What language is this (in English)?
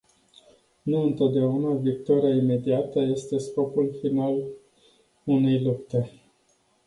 Romanian